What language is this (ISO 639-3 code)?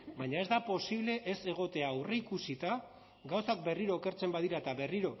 eus